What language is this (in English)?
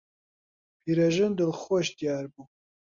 Central Kurdish